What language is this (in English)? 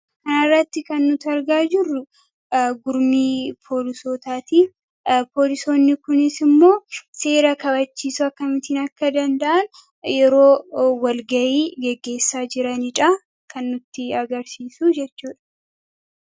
Oromo